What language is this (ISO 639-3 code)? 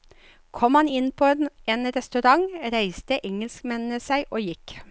nor